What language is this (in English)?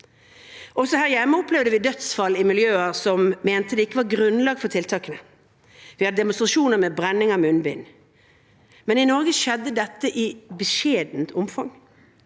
Norwegian